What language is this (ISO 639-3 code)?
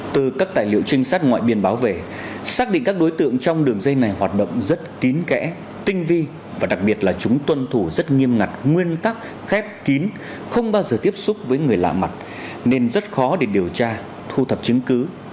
vie